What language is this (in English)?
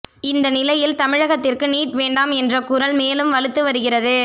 Tamil